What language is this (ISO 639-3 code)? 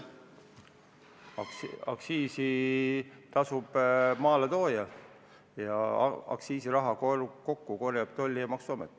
est